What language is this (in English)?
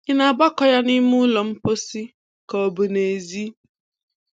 Igbo